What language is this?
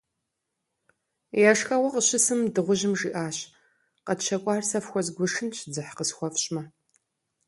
Kabardian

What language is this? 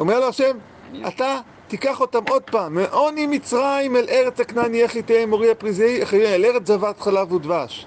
Hebrew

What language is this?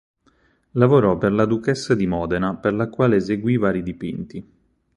Italian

